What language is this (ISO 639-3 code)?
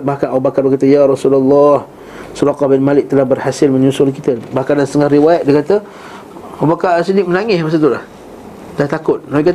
msa